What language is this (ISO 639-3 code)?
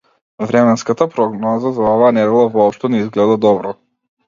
mkd